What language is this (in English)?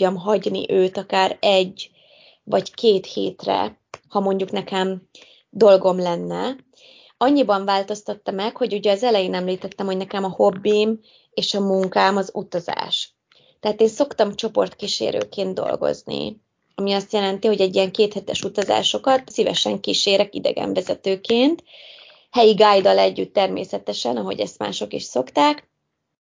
Hungarian